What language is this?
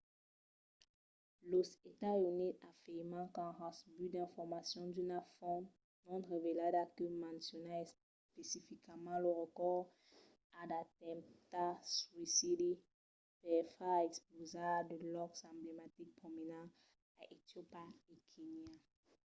Occitan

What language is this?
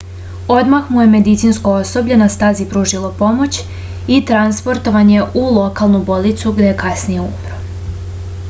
Serbian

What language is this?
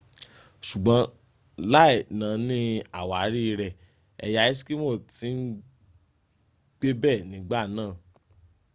Yoruba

